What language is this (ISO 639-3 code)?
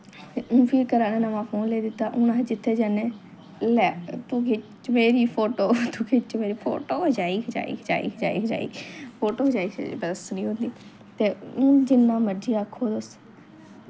doi